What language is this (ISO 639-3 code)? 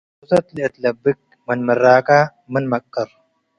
tig